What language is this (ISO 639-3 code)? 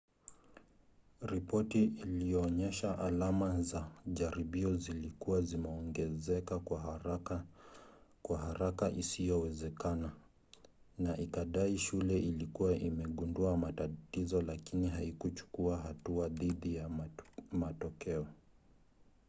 swa